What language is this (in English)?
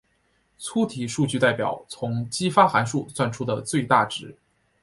Chinese